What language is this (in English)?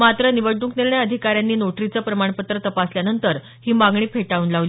Marathi